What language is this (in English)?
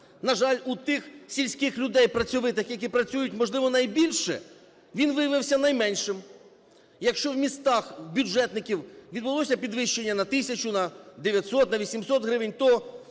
Ukrainian